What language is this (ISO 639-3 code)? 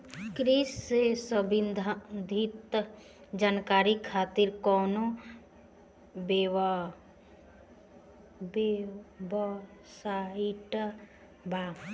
bho